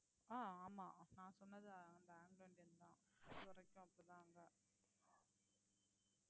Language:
Tamil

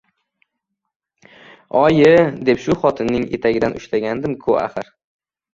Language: Uzbek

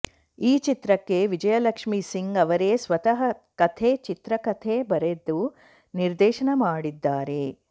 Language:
Kannada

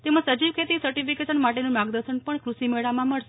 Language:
Gujarati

